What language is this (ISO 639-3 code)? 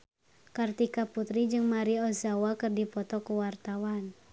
sun